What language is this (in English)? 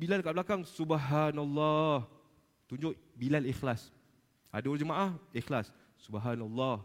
Malay